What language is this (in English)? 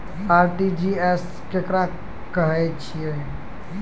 Maithili